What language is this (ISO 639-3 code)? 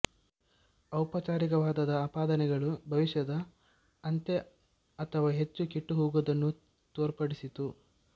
kan